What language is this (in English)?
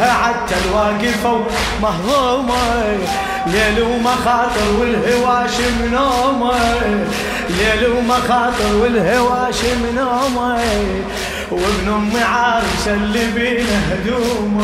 Arabic